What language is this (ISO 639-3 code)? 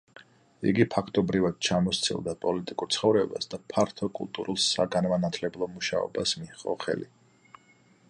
kat